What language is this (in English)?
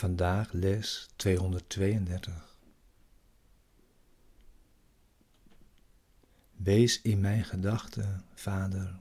Dutch